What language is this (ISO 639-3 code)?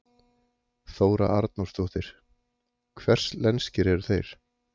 isl